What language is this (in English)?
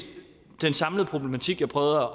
Danish